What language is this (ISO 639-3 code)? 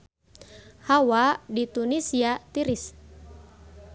sun